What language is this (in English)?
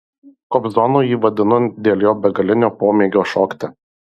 Lithuanian